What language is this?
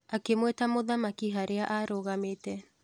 Kikuyu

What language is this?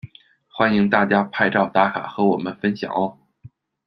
Chinese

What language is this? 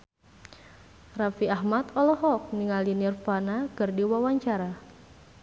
Sundanese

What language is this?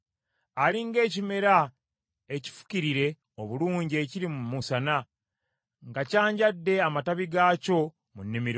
Ganda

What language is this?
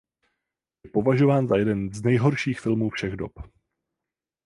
Czech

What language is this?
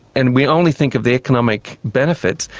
English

